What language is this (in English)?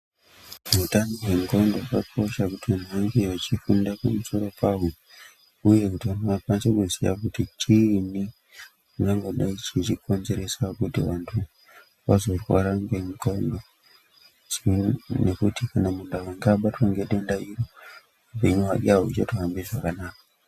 Ndau